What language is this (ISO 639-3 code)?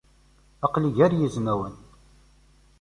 kab